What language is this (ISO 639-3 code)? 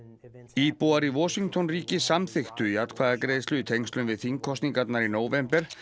isl